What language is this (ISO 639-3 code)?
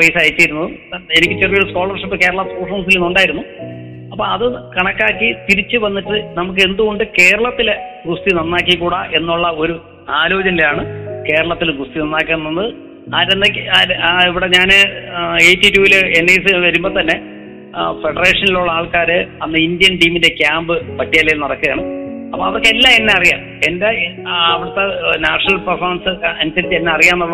mal